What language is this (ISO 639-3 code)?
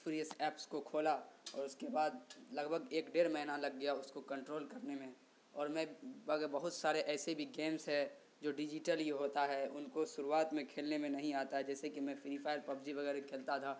urd